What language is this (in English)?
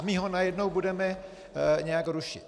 Czech